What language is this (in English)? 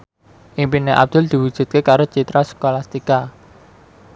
Javanese